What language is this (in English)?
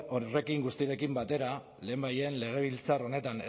Basque